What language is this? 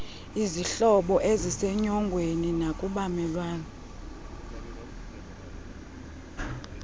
Xhosa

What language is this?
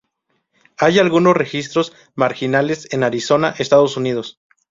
Spanish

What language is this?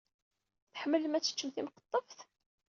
Kabyle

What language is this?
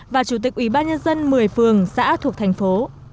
Vietnamese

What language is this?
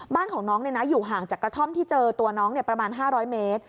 Thai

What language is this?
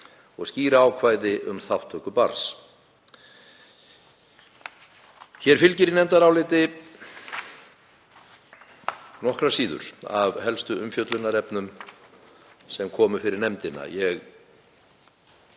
Icelandic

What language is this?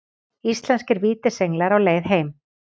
Icelandic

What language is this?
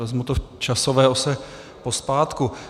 Czech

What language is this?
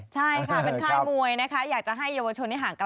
Thai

